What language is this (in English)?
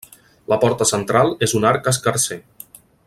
Catalan